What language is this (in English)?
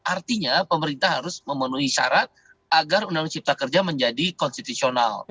Indonesian